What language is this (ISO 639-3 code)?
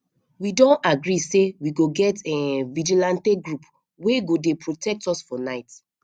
pcm